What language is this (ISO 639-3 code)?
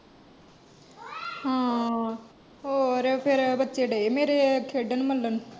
pan